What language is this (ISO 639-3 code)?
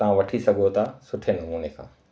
snd